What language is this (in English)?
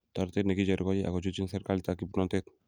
Kalenjin